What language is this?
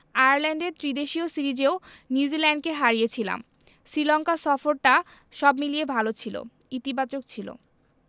Bangla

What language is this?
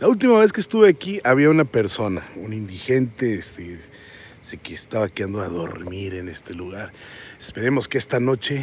Spanish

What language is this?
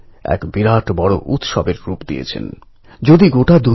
Bangla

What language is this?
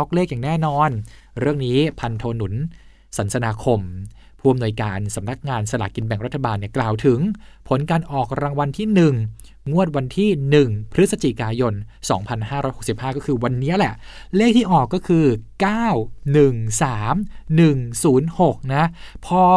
Thai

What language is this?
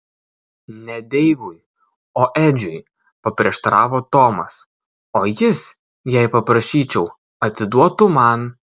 Lithuanian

